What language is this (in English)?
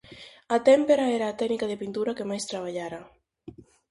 Galician